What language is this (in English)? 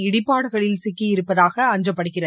Tamil